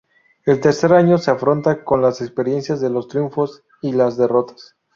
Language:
Spanish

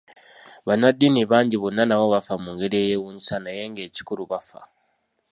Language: Ganda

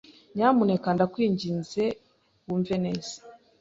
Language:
Kinyarwanda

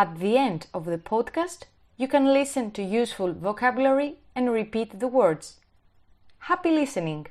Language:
Greek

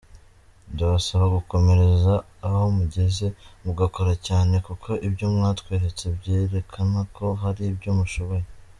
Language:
Kinyarwanda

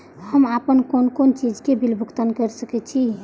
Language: Maithili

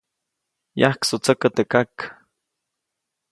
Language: Copainalá Zoque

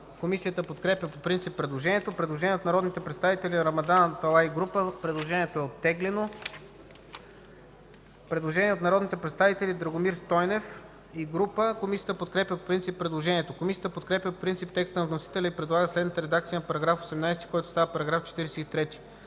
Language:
Bulgarian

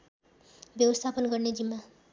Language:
Nepali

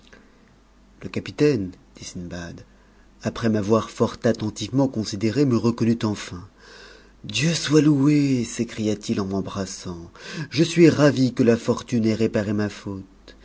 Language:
French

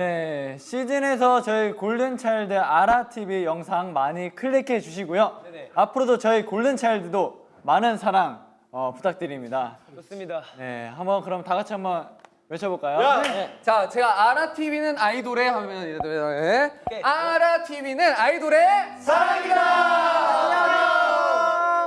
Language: Korean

